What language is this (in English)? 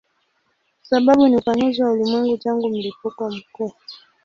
Swahili